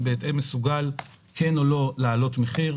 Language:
Hebrew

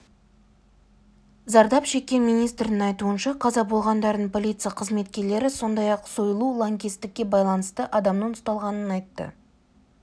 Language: Kazakh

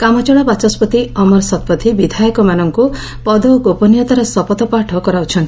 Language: Odia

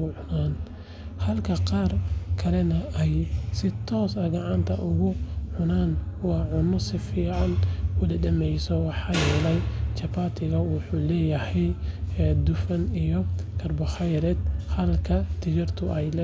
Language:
Somali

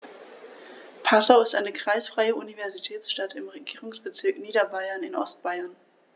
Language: German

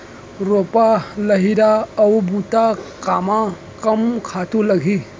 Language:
Chhattisgarhi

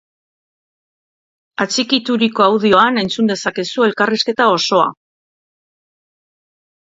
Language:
Basque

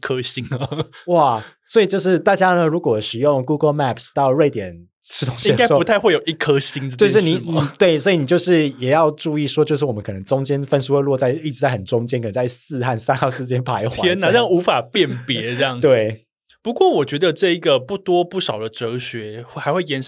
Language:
Chinese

